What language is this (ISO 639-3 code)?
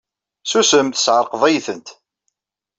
kab